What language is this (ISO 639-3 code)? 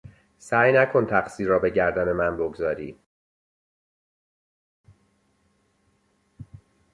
fas